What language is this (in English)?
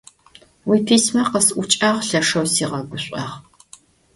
Adyghe